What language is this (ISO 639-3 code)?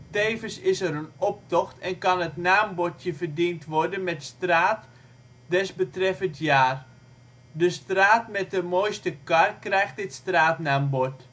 nld